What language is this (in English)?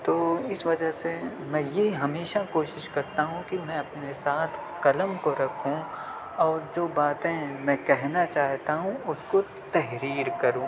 Urdu